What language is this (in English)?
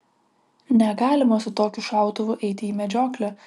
Lithuanian